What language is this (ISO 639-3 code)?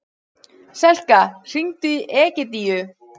isl